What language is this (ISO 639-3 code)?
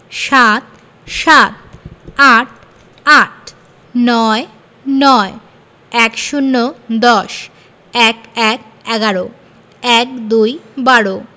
ben